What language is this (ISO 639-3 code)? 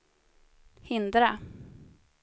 swe